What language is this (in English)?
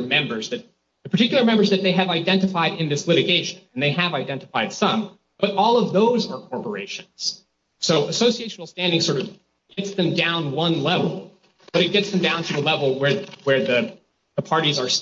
English